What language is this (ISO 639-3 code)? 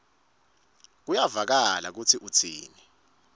ssw